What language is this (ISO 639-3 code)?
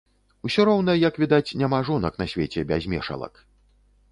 bel